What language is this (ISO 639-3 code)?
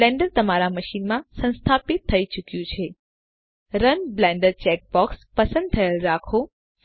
guj